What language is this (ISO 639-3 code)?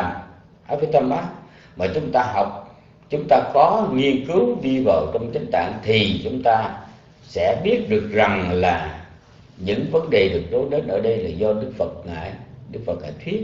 vie